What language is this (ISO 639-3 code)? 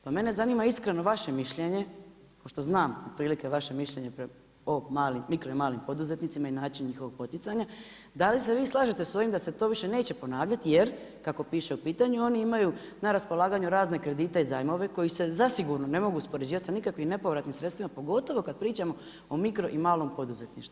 hrv